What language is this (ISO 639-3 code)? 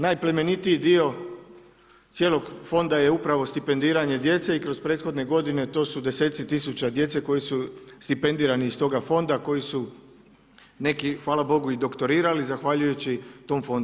hrv